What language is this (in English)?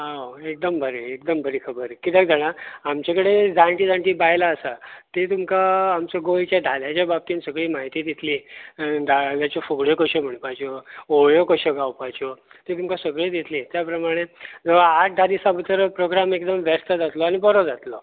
Konkani